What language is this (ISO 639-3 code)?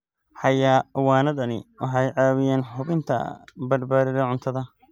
som